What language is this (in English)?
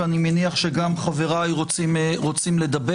Hebrew